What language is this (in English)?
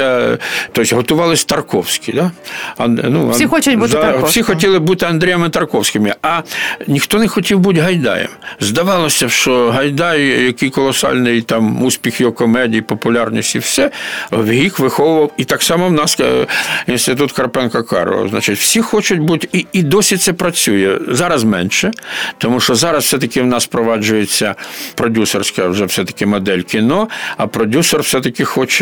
Ukrainian